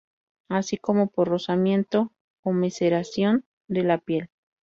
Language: Spanish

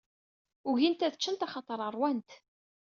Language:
Kabyle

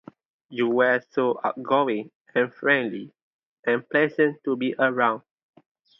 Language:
English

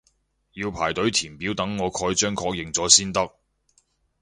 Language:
Cantonese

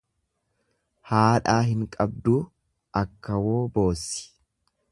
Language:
Oromo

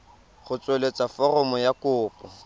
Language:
Tswana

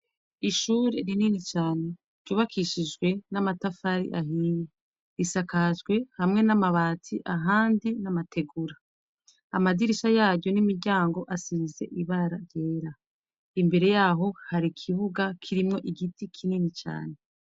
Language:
Rundi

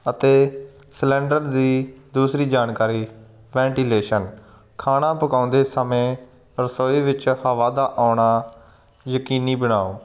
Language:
Punjabi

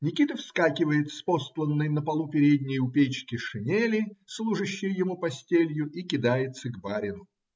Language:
Russian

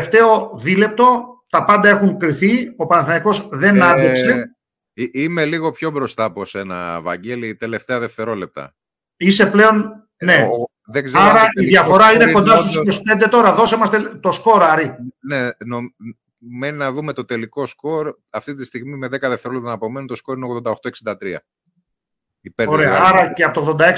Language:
Greek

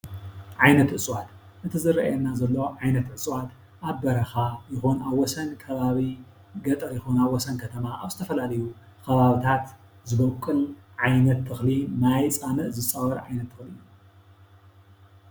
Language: Tigrinya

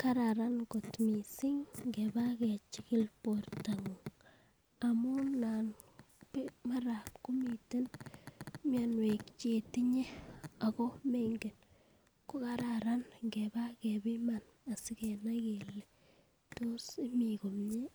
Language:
Kalenjin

